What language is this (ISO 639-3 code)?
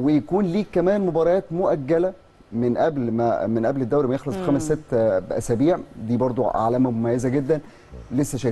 ara